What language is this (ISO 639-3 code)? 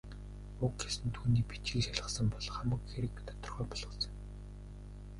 mon